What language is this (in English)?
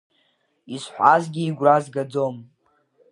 Abkhazian